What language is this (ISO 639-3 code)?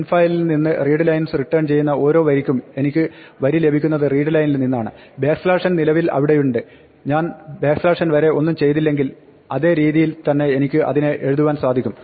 mal